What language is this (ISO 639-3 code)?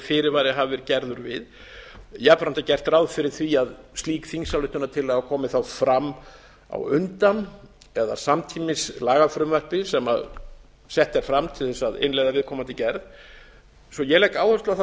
isl